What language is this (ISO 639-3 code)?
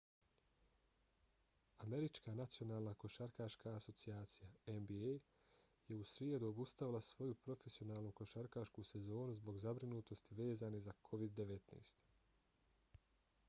bos